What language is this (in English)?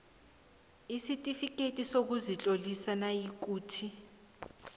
South Ndebele